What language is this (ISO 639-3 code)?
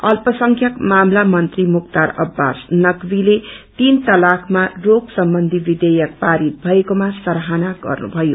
nep